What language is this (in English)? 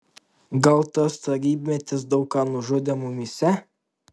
Lithuanian